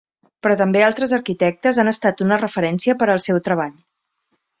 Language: Catalan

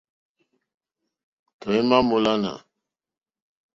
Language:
Mokpwe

